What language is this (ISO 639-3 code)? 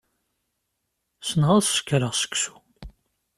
kab